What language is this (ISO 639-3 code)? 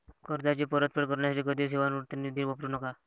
mar